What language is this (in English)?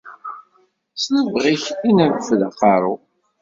Kabyle